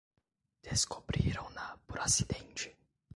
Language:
Portuguese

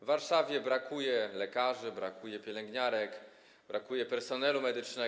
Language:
Polish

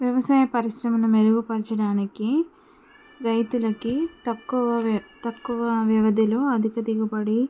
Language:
Telugu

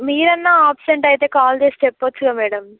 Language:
Telugu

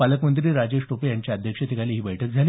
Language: Marathi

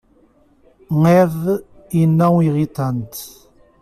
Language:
Portuguese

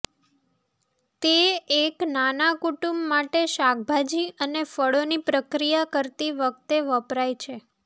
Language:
Gujarati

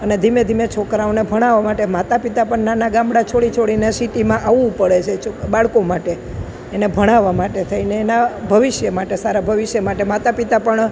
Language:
Gujarati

